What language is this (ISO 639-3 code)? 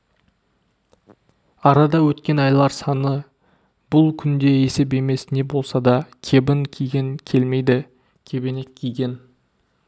kaz